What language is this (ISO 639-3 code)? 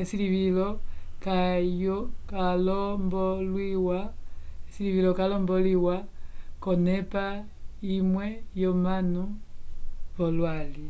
umb